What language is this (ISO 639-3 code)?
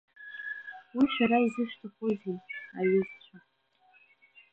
abk